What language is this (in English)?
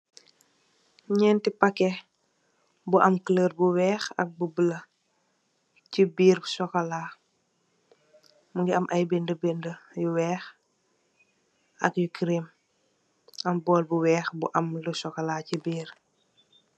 Wolof